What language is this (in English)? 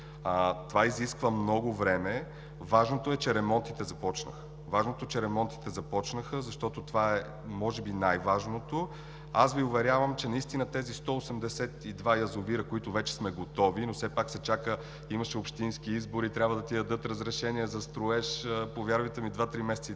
Bulgarian